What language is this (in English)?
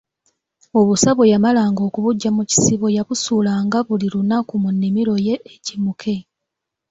Ganda